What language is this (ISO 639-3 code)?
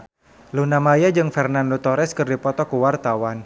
sun